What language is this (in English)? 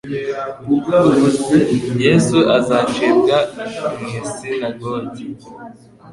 Kinyarwanda